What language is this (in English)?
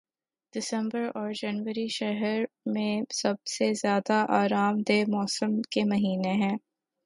Urdu